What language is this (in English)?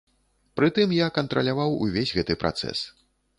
Belarusian